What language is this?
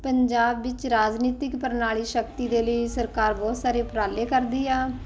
Punjabi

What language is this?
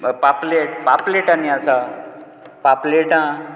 Konkani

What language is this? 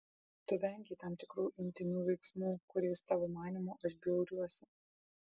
Lithuanian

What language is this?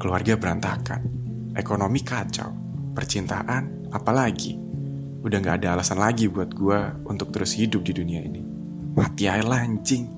Indonesian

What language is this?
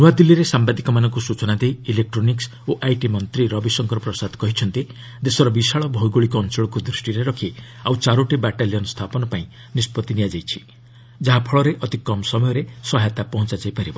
Odia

